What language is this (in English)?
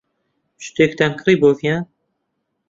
Central Kurdish